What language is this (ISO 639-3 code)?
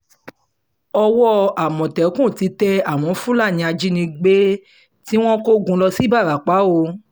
yor